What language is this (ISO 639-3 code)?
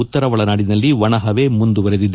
kan